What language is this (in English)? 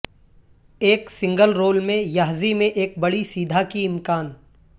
Urdu